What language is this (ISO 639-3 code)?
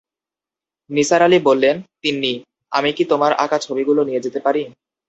ben